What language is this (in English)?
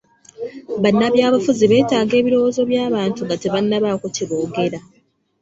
Ganda